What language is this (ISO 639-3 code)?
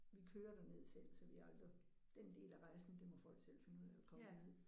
dan